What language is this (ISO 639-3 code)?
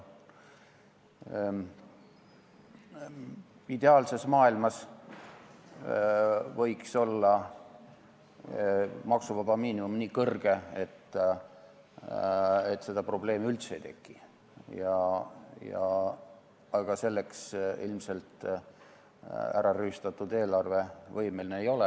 est